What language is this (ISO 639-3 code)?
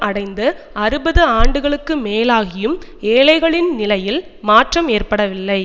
tam